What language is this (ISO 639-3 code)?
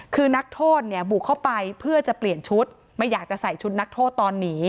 tha